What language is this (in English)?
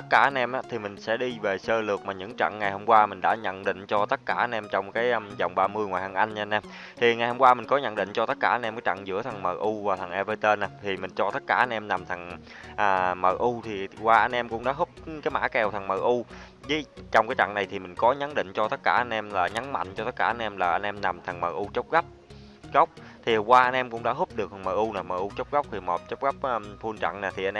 Vietnamese